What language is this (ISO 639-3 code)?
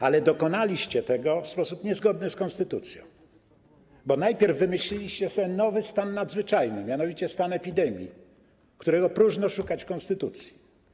pol